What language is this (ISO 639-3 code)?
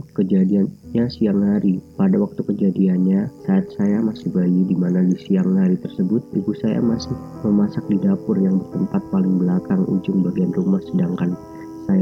ind